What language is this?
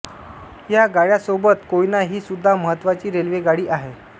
Marathi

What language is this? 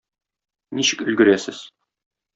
Tatar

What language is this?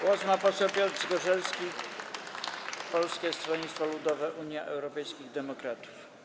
Polish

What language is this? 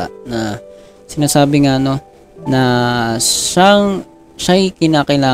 Filipino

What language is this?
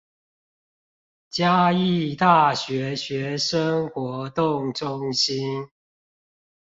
Chinese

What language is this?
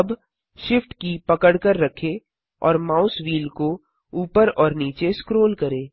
Hindi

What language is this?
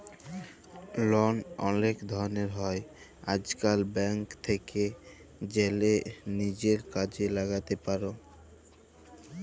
Bangla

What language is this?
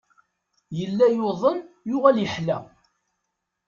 Kabyle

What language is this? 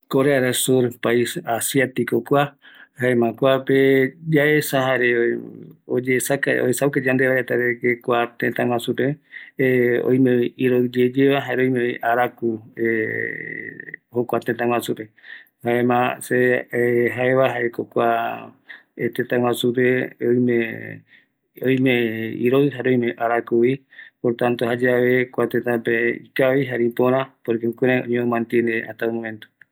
Eastern Bolivian Guaraní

